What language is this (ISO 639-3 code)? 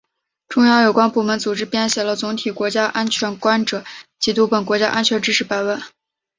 zho